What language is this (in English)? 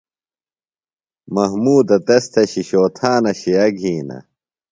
Phalura